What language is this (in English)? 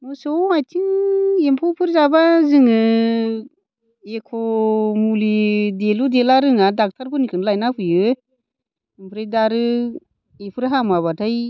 Bodo